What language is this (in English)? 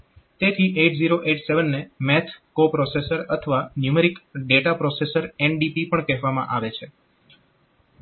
Gujarati